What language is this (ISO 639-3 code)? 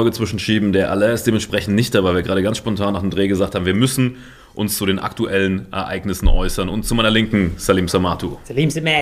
deu